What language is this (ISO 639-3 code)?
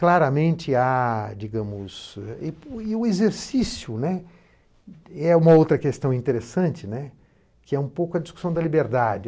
por